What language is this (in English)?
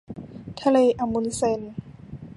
Thai